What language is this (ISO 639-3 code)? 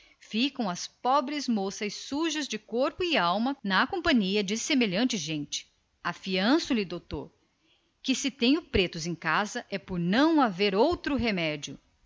por